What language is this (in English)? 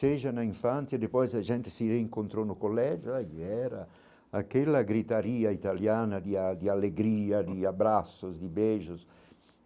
Portuguese